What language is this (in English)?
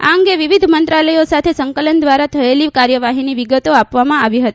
Gujarati